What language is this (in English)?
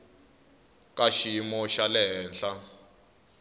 Tsonga